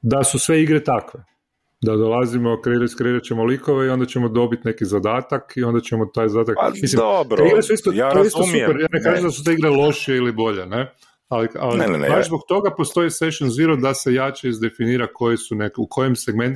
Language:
Croatian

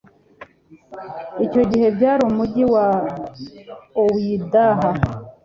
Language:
Kinyarwanda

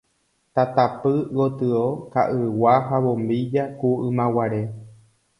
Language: Guarani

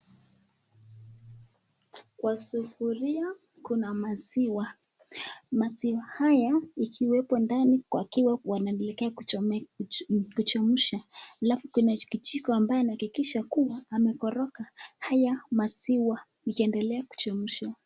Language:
Swahili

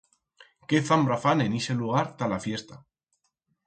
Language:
Aragonese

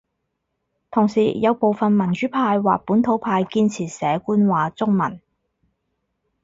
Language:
Cantonese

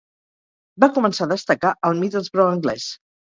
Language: Catalan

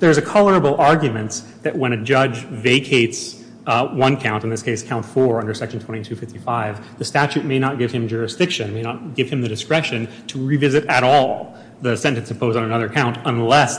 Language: English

